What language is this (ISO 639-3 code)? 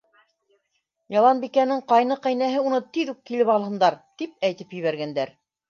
bak